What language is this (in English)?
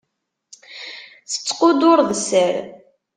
Kabyle